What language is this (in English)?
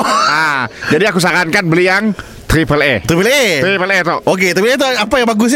Malay